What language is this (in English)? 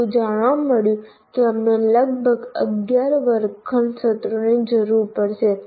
Gujarati